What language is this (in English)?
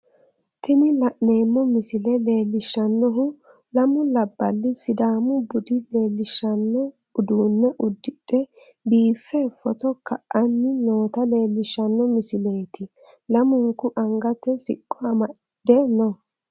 Sidamo